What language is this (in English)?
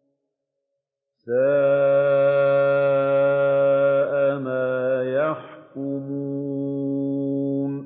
Arabic